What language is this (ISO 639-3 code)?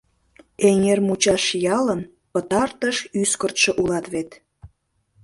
chm